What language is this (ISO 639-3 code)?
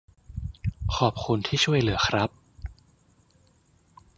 tha